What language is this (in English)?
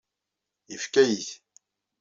Kabyle